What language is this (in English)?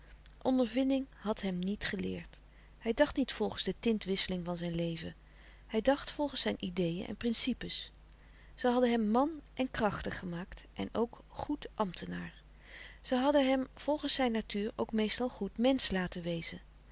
Dutch